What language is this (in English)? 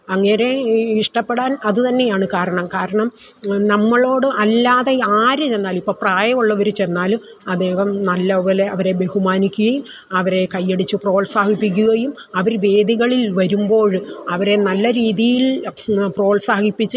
Malayalam